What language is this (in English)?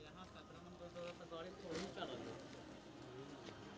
Maithili